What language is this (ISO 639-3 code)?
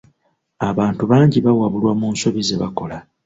lug